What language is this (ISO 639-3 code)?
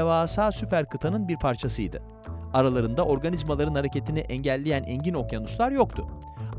tur